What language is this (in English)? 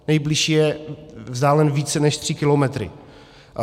Czech